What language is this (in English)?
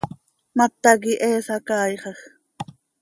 Seri